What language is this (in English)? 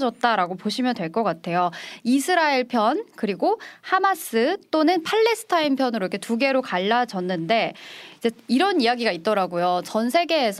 Korean